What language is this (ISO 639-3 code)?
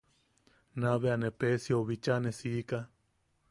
yaq